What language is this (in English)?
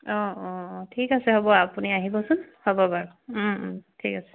Assamese